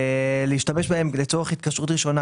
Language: Hebrew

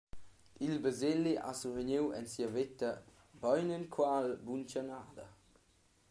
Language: Romansh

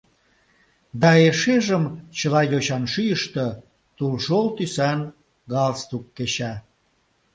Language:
Mari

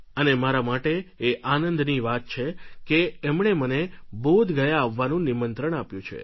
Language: Gujarati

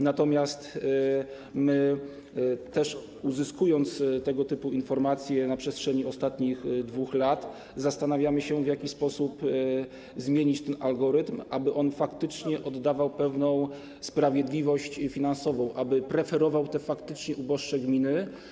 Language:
Polish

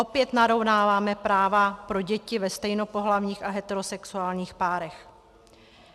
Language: Czech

